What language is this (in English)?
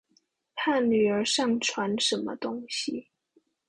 Chinese